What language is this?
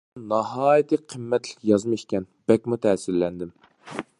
Uyghur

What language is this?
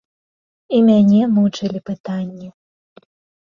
Belarusian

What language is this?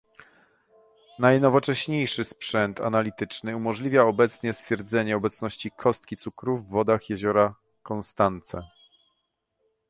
Polish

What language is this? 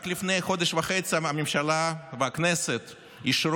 Hebrew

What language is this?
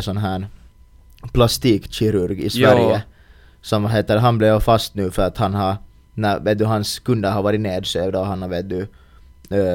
Swedish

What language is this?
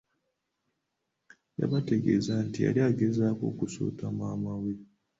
Ganda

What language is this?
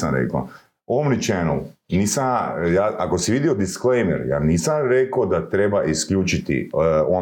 Croatian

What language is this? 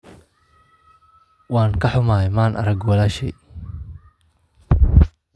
Somali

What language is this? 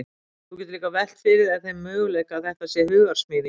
Icelandic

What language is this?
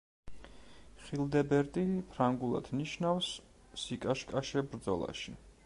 Georgian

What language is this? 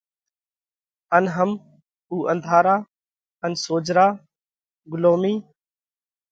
Parkari Koli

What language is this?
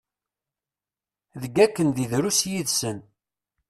Kabyle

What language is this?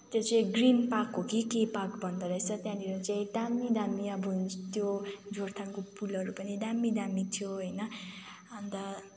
Nepali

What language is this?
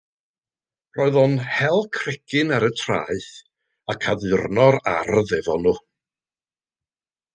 Welsh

